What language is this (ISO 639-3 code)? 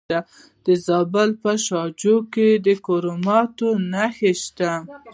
pus